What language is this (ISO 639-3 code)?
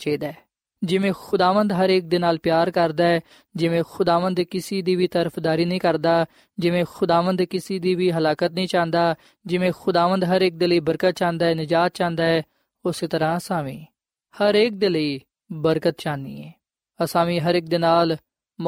pan